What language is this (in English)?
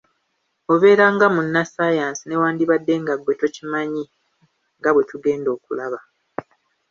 Ganda